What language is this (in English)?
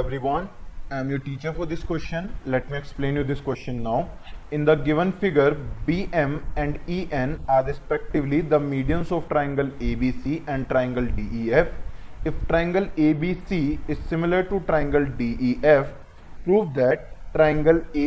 Hindi